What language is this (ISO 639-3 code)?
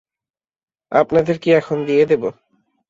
ben